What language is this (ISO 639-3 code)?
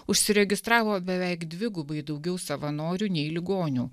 lit